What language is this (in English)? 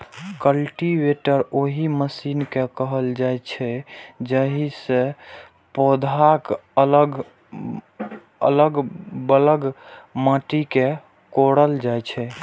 Maithili